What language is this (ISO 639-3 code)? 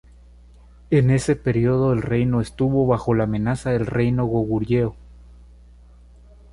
spa